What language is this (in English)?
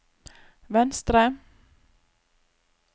Norwegian